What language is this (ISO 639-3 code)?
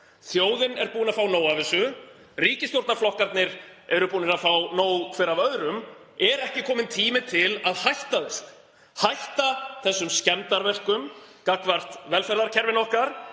isl